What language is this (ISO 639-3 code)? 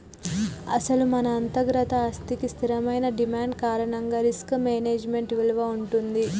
tel